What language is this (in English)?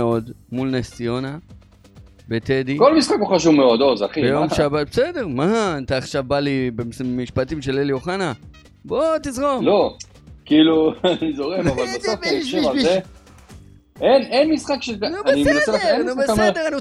Hebrew